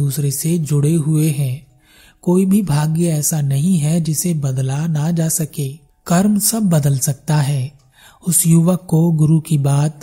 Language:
Hindi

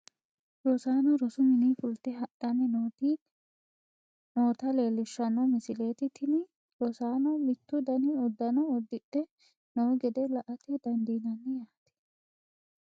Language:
Sidamo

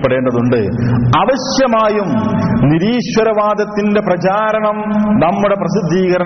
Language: Malayalam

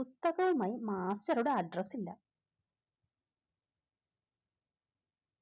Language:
Malayalam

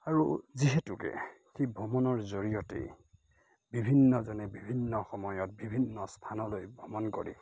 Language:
Assamese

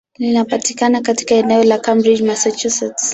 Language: Swahili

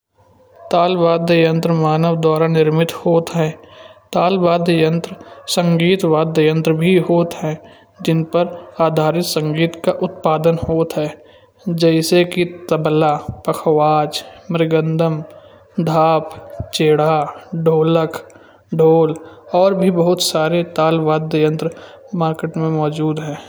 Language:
Kanauji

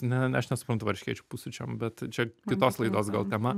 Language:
Lithuanian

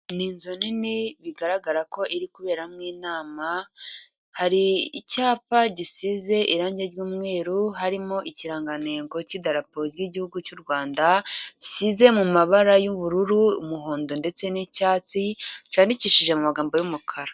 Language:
Kinyarwanda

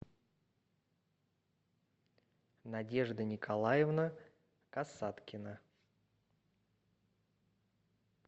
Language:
Russian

